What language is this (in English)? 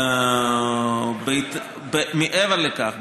Hebrew